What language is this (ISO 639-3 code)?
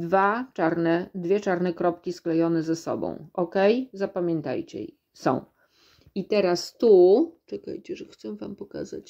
pol